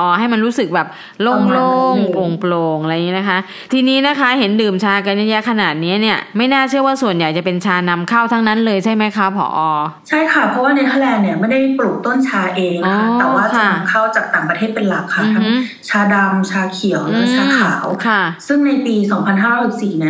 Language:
Thai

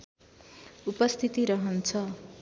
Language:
Nepali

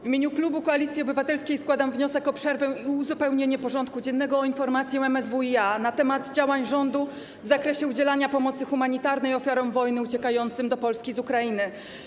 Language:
Polish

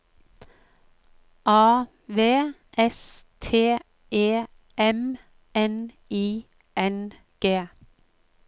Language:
Norwegian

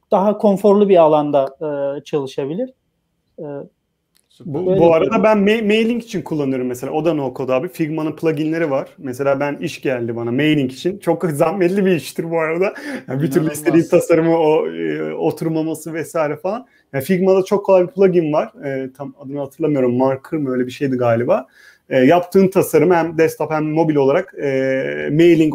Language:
Turkish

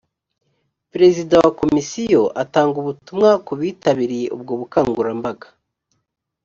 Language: Kinyarwanda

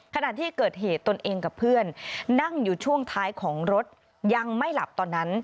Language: Thai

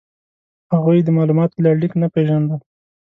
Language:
Pashto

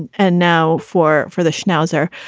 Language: English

